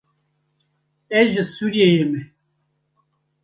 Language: Kurdish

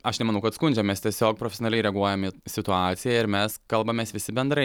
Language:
Lithuanian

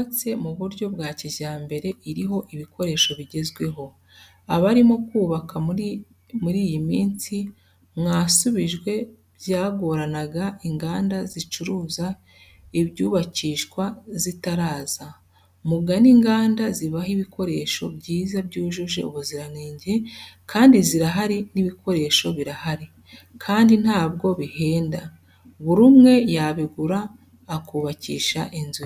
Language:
Kinyarwanda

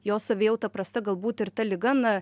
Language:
Lithuanian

